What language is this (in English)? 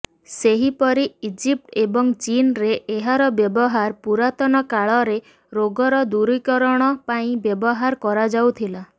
Odia